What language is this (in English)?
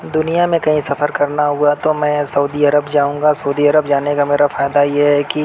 Urdu